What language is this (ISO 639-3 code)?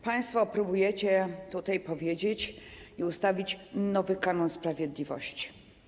pol